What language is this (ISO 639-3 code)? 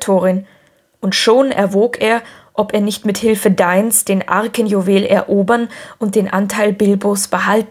deu